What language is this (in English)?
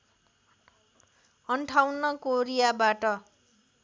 Nepali